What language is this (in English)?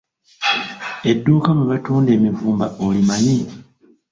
Ganda